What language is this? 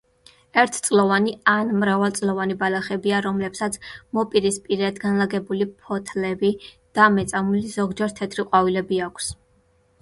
Georgian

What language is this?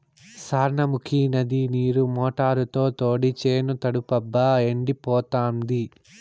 Telugu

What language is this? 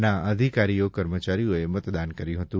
Gujarati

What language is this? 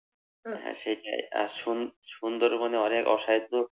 Bangla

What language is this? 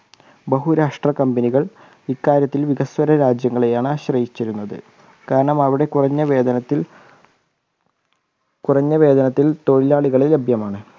Malayalam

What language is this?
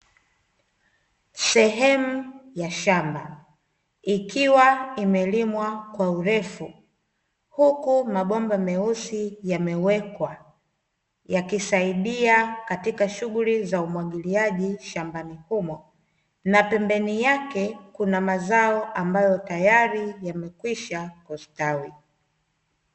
Swahili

